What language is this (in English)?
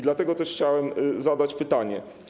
Polish